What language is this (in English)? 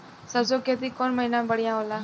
Bhojpuri